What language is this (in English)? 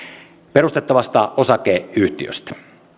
Finnish